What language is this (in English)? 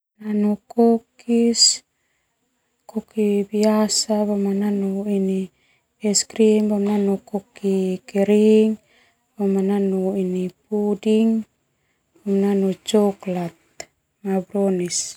Termanu